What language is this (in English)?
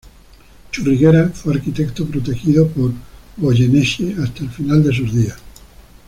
Spanish